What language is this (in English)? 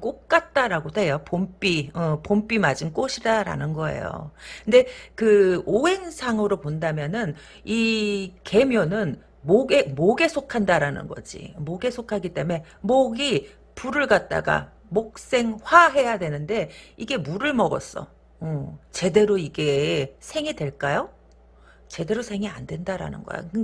Korean